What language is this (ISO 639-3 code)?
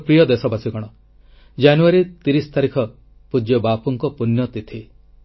ori